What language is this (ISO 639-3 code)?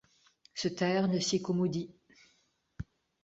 fra